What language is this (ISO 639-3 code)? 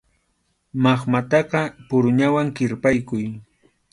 qxu